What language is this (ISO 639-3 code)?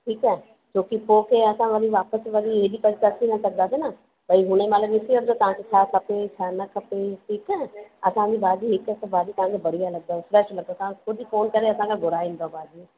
snd